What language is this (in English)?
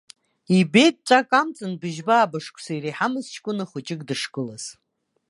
Abkhazian